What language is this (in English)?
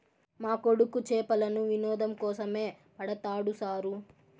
Telugu